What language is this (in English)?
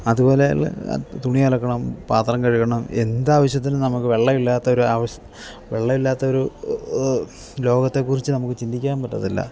Malayalam